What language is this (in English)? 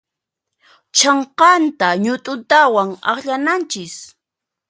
Puno Quechua